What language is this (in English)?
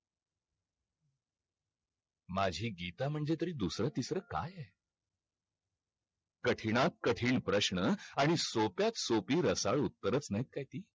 Marathi